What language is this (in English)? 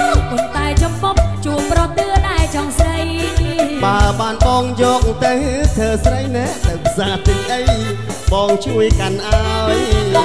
Thai